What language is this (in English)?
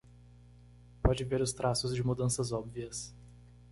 Portuguese